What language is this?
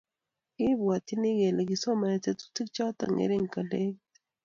Kalenjin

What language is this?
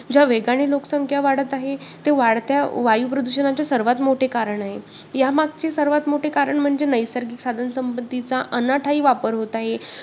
Marathi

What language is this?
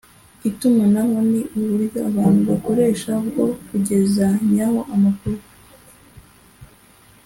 Kinyarwanda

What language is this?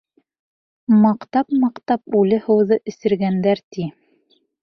Bashkir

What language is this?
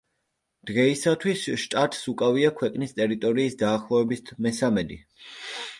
Georgian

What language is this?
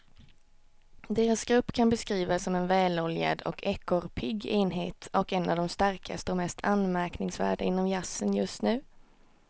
Swedish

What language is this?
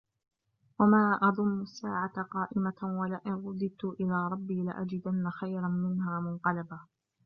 Arabic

